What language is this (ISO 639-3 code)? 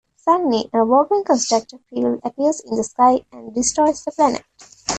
eng